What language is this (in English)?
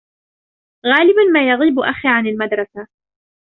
Arabic